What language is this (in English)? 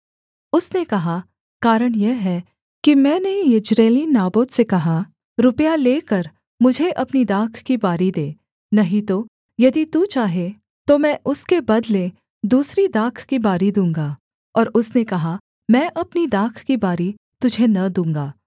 Hindi